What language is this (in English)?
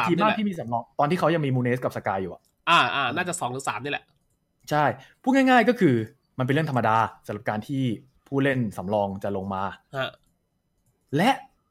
Thai